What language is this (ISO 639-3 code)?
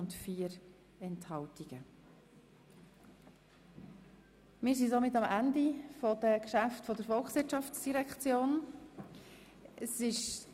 gsw